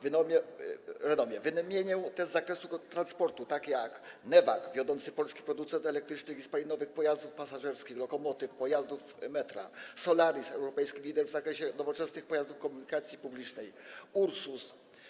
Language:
Polish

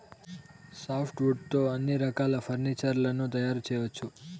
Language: Telugu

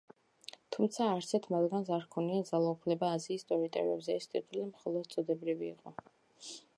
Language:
Georgian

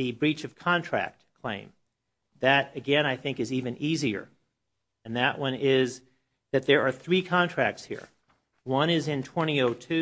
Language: English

